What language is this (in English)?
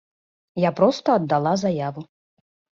Belarusian